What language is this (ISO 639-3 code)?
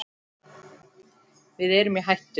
isl